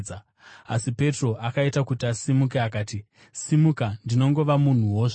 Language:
Shona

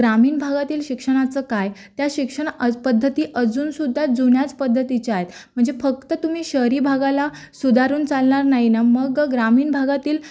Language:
Marathi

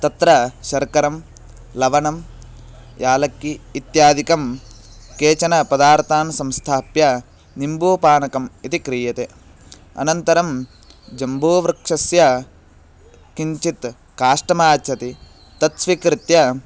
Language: Sanskrit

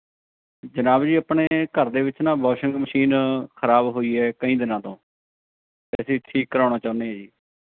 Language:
Punjabi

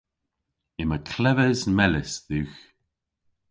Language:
Cornish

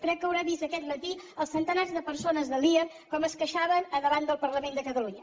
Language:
Catalan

